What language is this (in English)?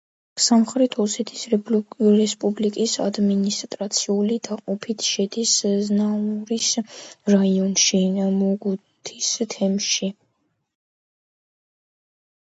Georgian